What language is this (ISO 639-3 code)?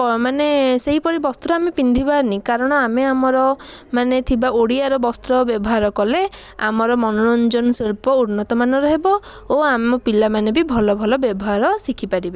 ori